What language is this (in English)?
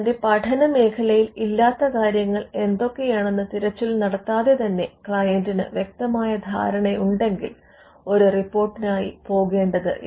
Malayalam